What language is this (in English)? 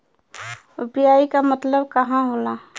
Bhojpuri